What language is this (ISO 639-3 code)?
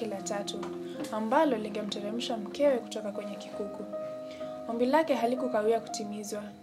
swa